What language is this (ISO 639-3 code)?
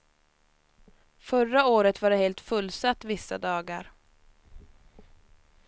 swe